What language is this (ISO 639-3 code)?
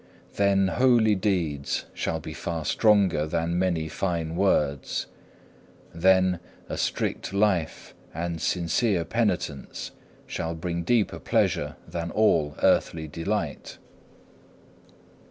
eng